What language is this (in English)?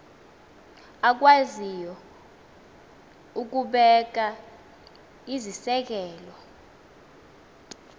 Xhosa